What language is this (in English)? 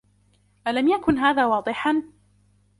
Arabic